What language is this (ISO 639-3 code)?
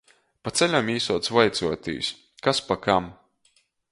ltg